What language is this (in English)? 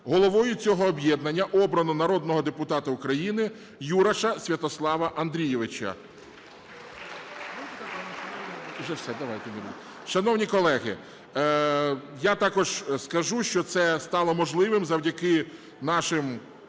Ukrainian